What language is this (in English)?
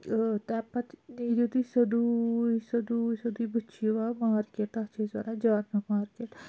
Kashmiri